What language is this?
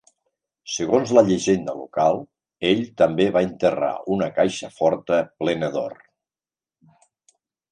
Catalan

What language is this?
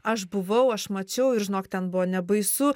Lithuanian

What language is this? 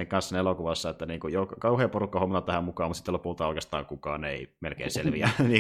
Finnish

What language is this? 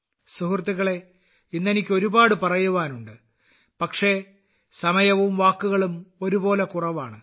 Malayalam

